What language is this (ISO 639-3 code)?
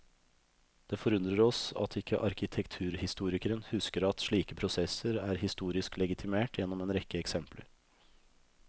nor